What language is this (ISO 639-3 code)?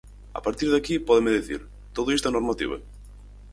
glg